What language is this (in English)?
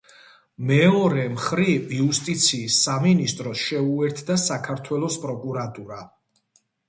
Georgian